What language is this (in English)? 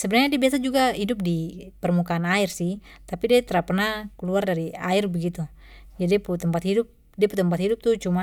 Papuan Malay